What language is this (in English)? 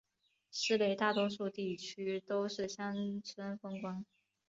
Chinese